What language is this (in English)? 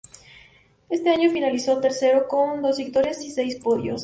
Spanish